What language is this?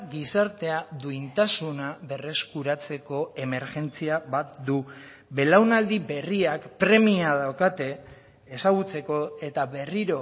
Basque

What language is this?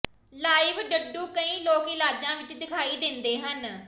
Punjabi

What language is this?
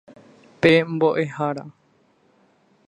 Guarani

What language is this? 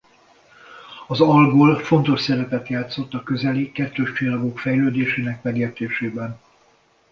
Hungarian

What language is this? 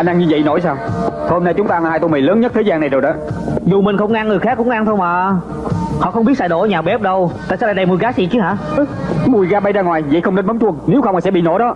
Vietnamese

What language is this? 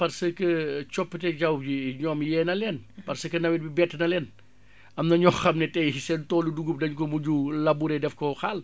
Wolof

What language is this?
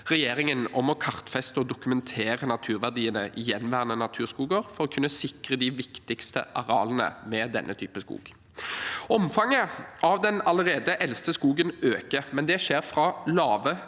Norwegian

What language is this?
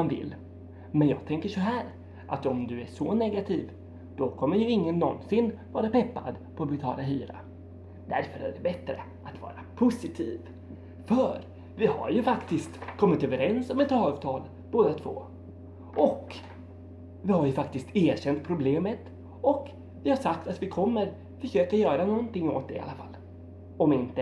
Swedish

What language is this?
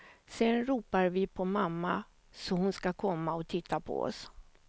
Swedish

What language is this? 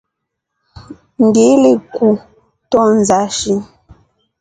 Rombo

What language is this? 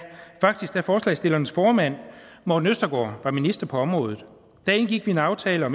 Danish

